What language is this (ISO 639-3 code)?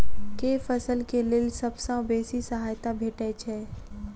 mai